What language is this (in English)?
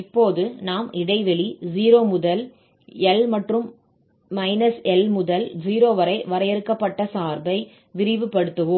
Tamil